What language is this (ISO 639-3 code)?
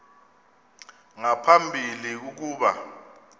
xho